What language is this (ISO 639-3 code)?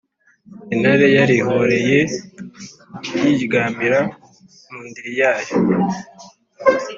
kin